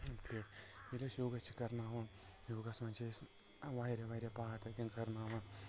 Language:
Kashmiri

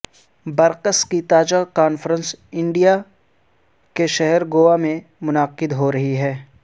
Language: Urdu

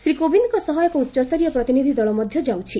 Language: Odia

